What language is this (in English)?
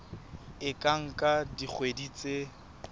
Southern Sotho